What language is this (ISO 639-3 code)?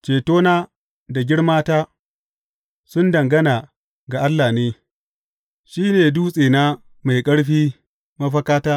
hau